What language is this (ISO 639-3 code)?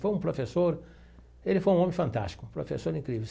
por